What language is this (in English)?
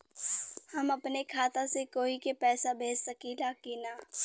Bhojpuri